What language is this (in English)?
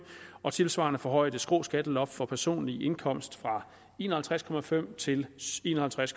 Danish